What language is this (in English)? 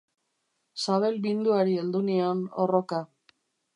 Basque